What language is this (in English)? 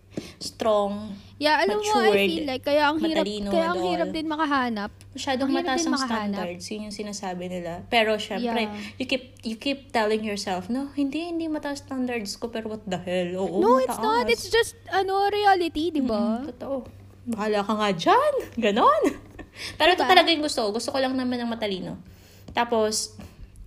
Filipino